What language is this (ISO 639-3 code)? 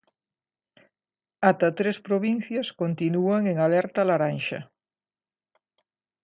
glg